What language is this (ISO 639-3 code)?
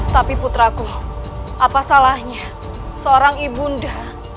ind